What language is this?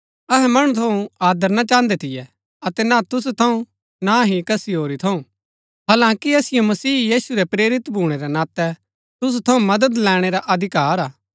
Gaddi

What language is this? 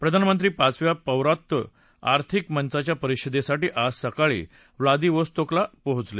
Marathi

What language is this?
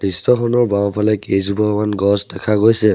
Assamese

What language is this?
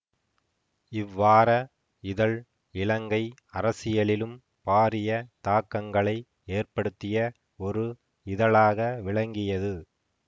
Tamil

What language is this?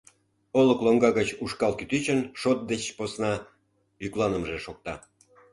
Mari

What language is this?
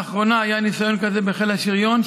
Hebrew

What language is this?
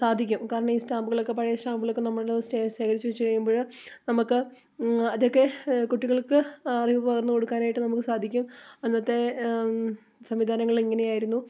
Malayalam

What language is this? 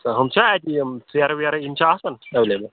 Kashmiri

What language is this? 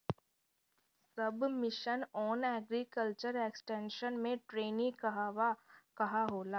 Bhojpuri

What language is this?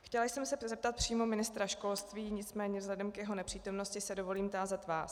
Czech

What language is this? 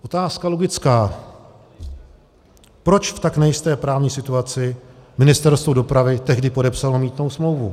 Czech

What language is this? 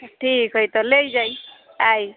Maithili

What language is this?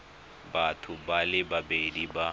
Tswana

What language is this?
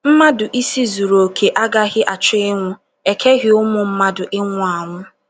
Igbo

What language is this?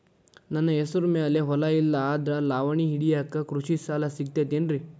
Kannada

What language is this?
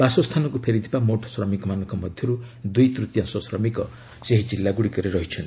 Odia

